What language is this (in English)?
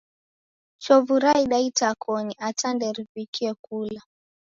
Taita